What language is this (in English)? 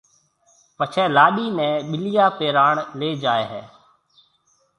Marwari (Pakistan)